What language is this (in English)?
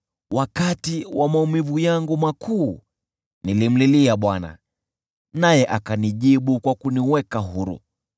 Swahili